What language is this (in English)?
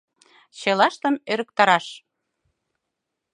Mari